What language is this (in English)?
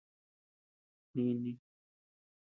Tepeuxila Cuicatec